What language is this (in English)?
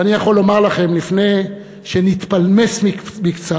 Hebrew